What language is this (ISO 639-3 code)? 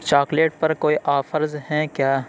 urd